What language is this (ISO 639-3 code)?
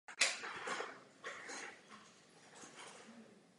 ces